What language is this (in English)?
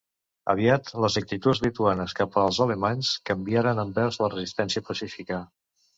Catalan